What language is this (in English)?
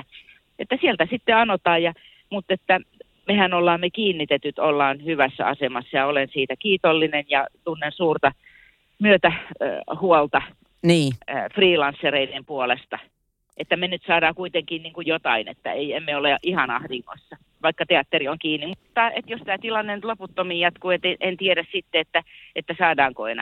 Finnish